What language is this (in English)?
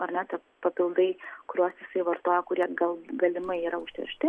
Lithuanian